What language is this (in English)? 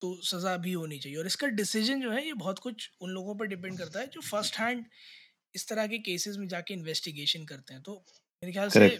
Hindi